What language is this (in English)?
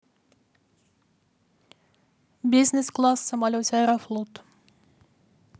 Russian